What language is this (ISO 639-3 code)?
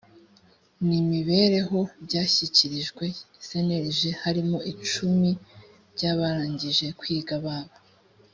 kin